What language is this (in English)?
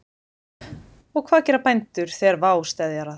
Icelandic